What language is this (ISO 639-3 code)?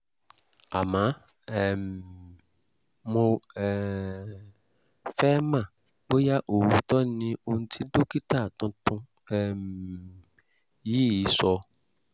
yor